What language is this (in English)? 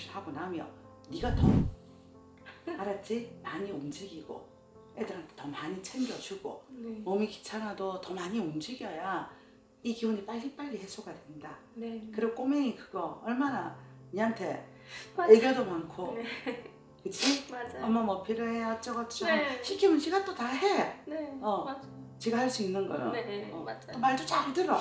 Korean